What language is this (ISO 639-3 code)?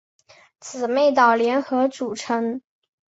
zho